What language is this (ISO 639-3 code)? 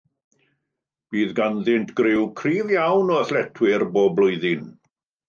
cym